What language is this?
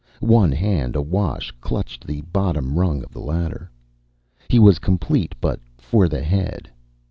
English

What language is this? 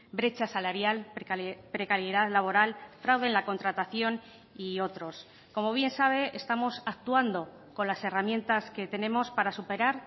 Spanish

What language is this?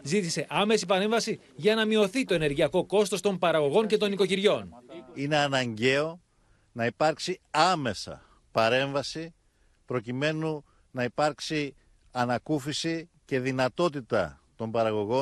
Greek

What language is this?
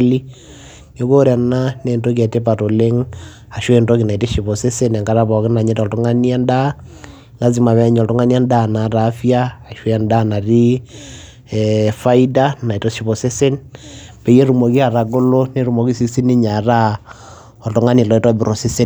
Masai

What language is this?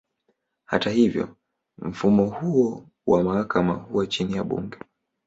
Swahili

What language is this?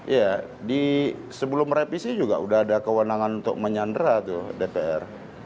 Indonesian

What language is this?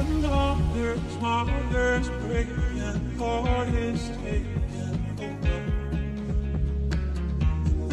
Polish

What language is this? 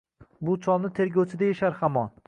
Uzbek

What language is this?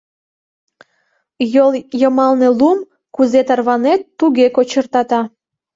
Mari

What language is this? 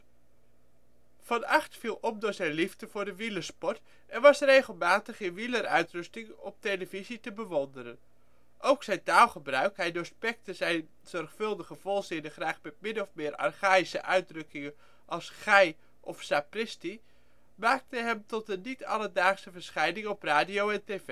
Dutch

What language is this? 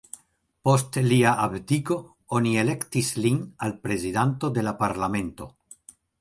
Esperanto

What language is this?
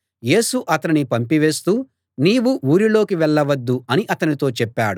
Telugu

